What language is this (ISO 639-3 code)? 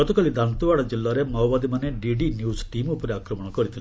ori